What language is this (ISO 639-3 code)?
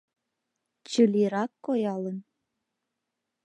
chm